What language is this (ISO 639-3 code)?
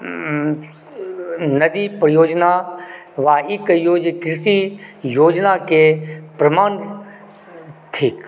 mai